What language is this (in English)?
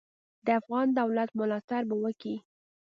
Pashto